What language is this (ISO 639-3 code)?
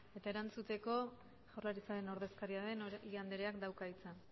eus